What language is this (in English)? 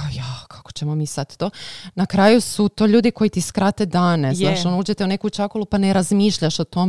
Croatian